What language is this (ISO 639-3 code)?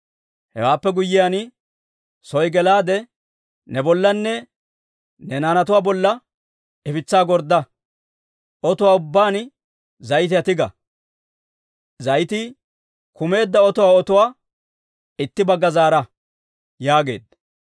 dwr